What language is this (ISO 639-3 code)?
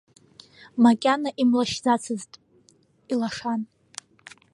abk